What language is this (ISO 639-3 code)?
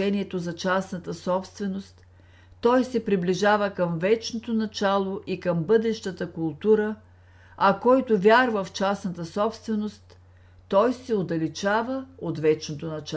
bul